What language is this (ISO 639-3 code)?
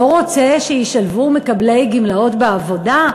heb